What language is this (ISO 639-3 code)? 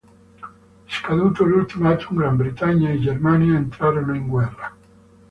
ita